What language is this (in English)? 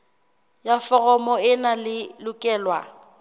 Southern Sotho